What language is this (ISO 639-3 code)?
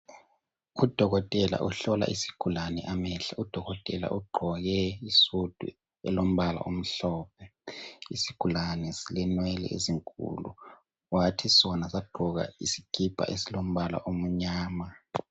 nde